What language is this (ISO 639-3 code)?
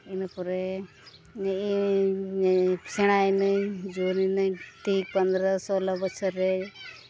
sat